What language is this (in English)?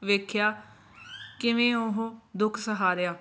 Punjabi